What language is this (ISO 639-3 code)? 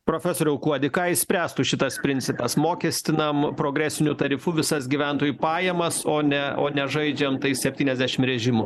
lit